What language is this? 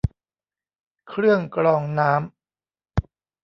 Thai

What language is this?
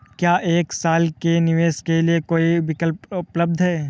Hindi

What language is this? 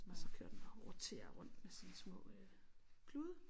Danish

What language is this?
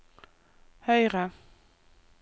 Norwegian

